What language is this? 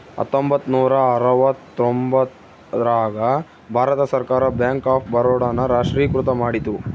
Kannada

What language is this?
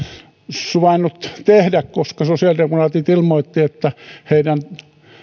Finnish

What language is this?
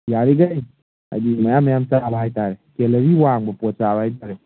Manipuri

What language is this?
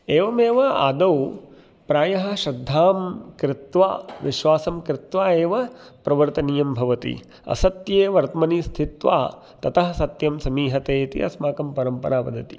Sanskrit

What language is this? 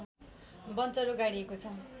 Nepali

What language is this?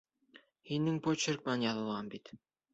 Bashkir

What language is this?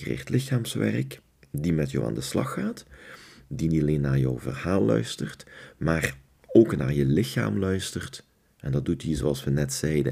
Dutch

